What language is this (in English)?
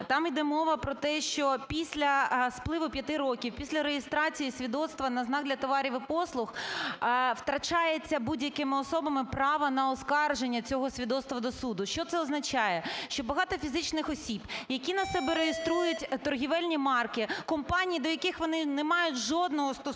Ukrainian